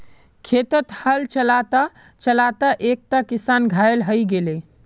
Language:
Magahi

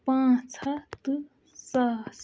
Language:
Kashmiri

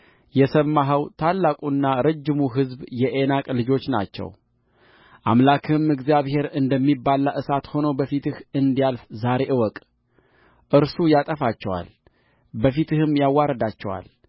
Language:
Amharic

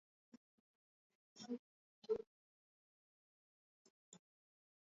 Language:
Swahili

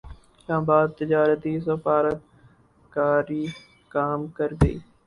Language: Urdu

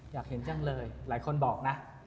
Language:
Thai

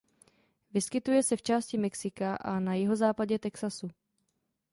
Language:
Czech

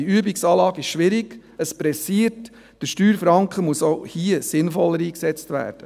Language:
Swiss German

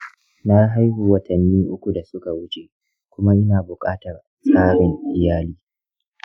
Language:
Hausa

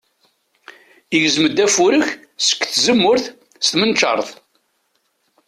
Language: Kabyle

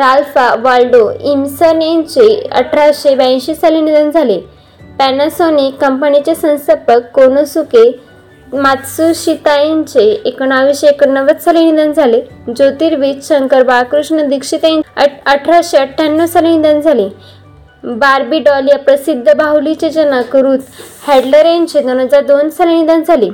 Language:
Marathi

